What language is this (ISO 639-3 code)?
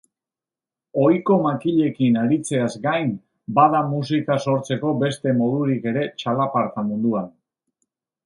eus